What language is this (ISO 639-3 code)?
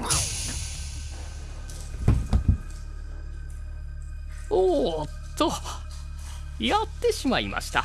jpn